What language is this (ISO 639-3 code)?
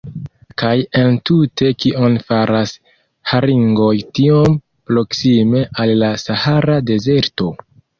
epo